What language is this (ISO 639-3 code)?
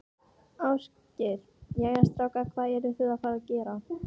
isl